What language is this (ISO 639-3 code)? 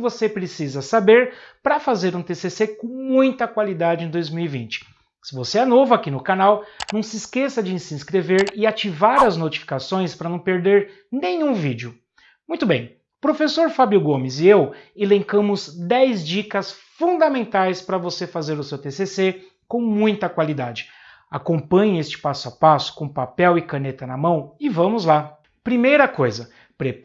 por